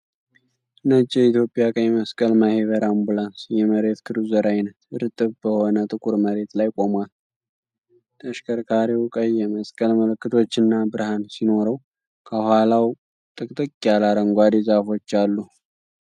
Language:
Amharic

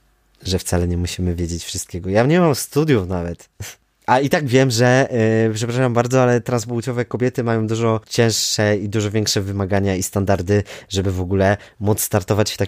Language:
Polish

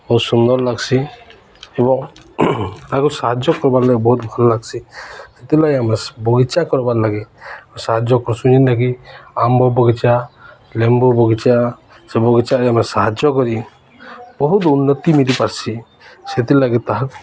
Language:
Odia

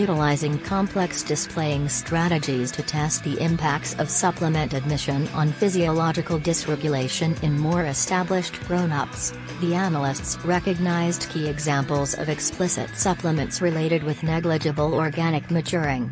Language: English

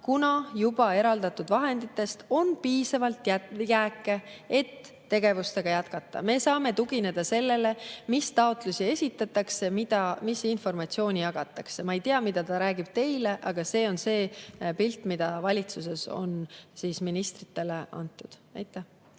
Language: Estonian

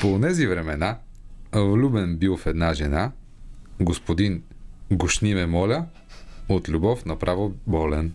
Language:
Bulgarian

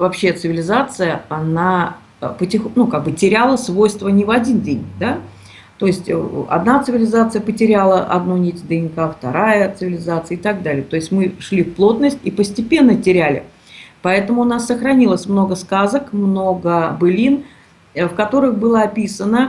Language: Russian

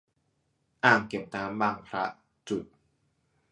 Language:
Thai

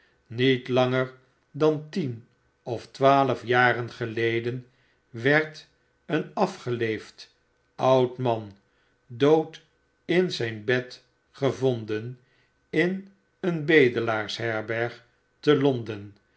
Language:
Dutch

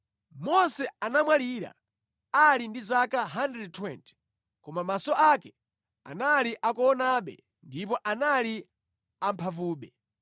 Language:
Nyanja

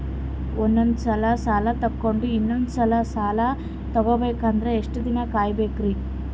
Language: Kannada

